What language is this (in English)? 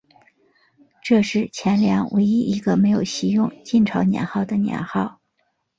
Chinese